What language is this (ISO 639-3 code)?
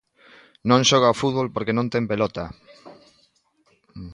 glg